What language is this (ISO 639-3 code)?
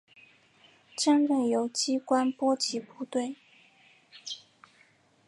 zho